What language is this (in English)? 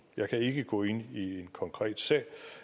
Danish